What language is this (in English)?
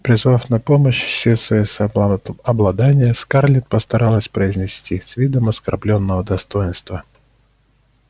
Russian